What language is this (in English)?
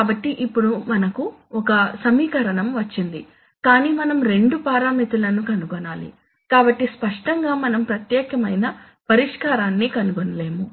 Telugu